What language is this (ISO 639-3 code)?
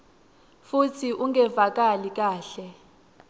ssw